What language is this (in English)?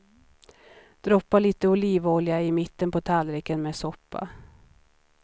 Swedish